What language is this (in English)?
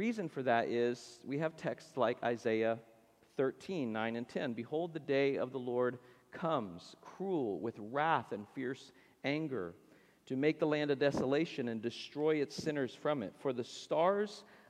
English